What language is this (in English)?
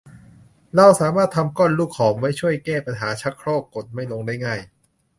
Thai